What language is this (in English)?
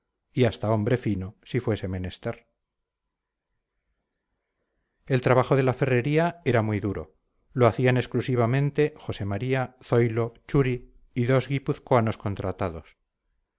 Spanish